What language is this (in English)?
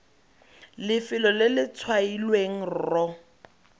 Tswana